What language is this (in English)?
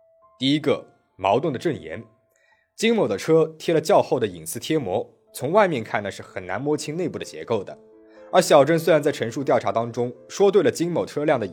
Chinese